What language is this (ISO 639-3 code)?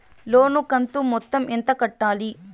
tel